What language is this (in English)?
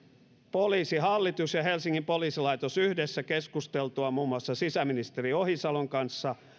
Finnish